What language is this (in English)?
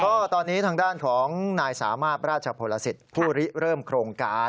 Thai